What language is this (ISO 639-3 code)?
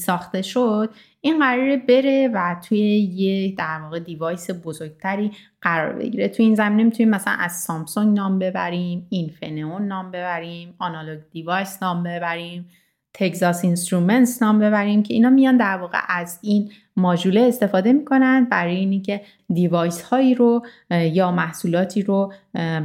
fas